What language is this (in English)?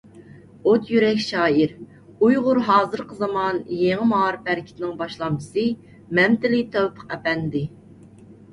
Uyghur